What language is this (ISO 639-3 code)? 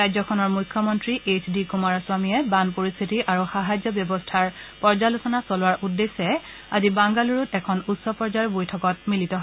asm